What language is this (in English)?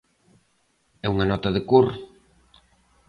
Galician